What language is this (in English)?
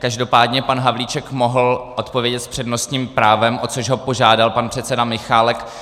Czech